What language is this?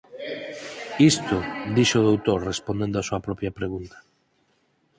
Galician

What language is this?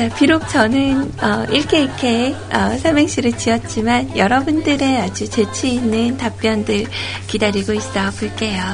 Korean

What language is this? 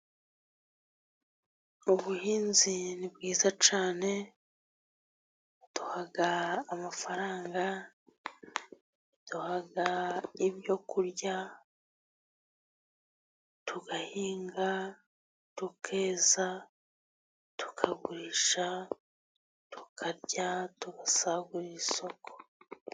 Kinyarwanda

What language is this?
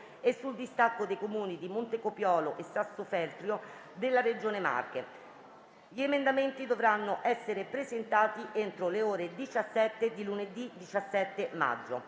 Italian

